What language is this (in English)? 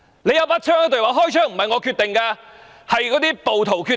Cantonese